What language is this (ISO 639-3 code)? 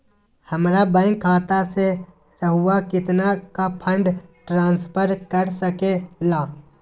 mag